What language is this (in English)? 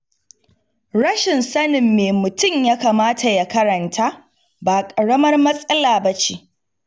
Hausa